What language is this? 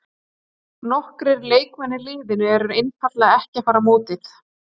Icelandic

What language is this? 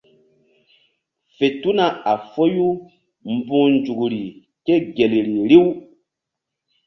Mbum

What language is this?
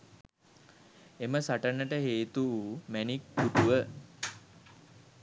Sinhala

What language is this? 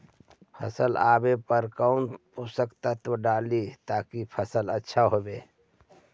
Magahi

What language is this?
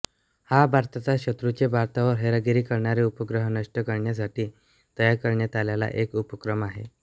Marathi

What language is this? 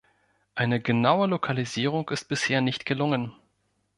German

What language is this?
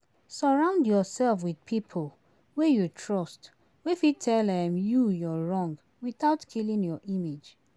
Nigerian Pidgin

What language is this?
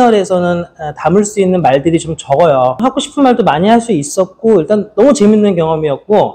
Korean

